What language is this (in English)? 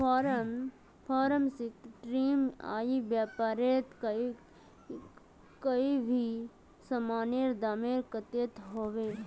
Magahi